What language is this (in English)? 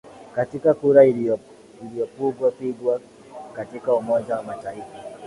Swahili